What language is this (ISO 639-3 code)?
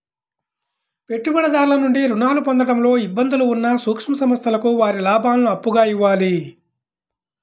tel